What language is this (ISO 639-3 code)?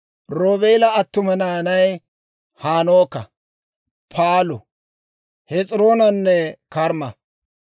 dwr